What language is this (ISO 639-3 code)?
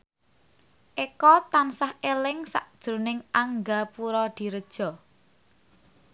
jav